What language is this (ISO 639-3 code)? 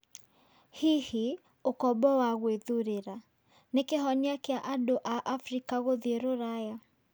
kik